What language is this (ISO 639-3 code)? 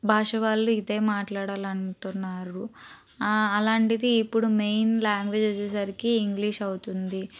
tel